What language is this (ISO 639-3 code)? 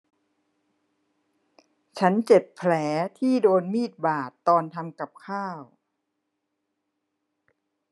tha